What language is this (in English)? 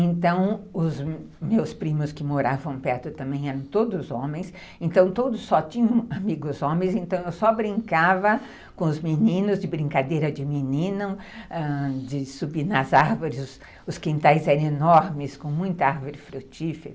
Portuguese